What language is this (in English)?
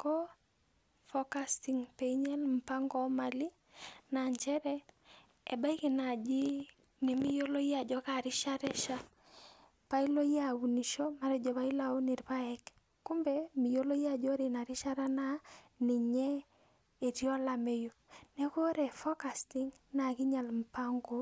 Masai